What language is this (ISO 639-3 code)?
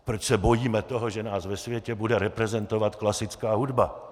ces